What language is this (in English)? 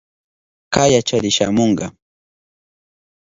Southern Pastaza Quechua